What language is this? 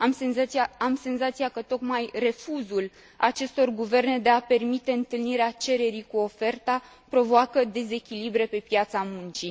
Romanian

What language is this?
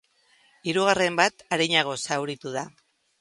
Basque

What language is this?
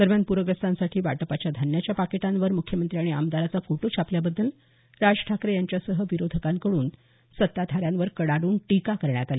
Marathi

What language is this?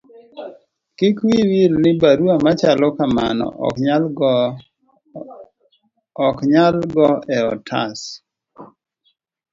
Luo (Kenya and Tanzania)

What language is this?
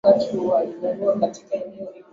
Swahili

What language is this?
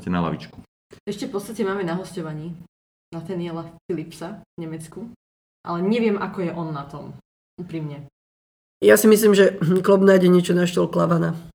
Slovak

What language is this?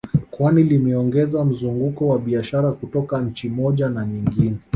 Swahili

